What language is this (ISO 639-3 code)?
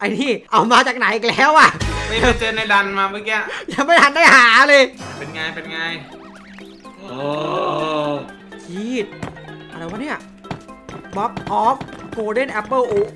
tha